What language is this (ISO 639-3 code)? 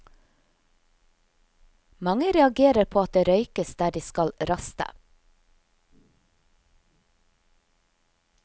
nor